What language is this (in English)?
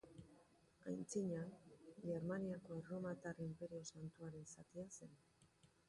Basque